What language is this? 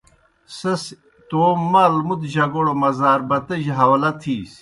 Kohistani Shina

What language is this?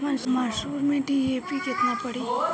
Bhojpuri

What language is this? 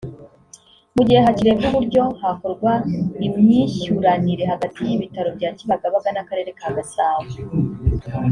Kinyarwanda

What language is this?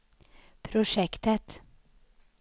Swedish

